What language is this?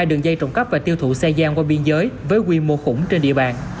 Vietnamese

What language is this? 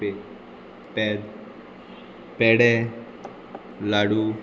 Konkani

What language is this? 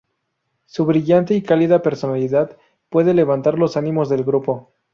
Spanish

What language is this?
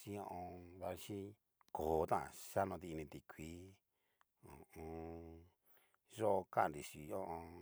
Cacaloxtepec Mixtec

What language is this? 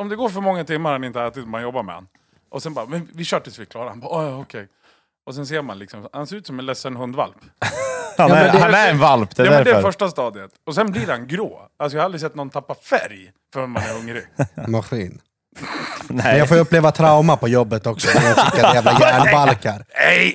Swedish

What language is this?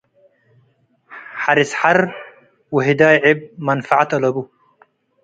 Tigre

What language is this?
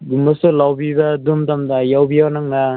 Manipuri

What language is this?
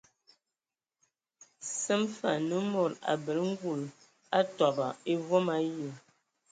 Ewondo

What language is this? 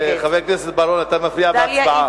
Hebrew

